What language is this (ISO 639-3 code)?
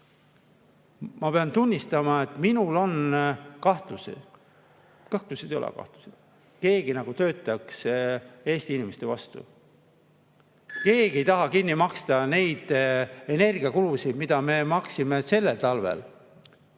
est